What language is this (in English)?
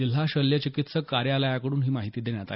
Marathi